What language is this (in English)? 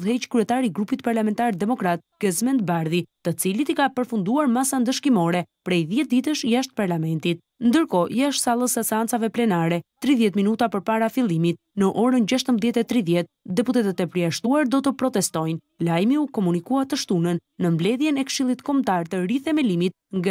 Romanian